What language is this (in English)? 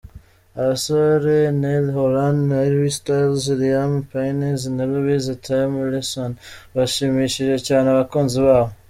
Kinyarwanda